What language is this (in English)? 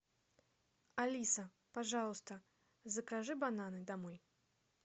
Russian